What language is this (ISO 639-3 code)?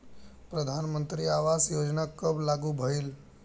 bho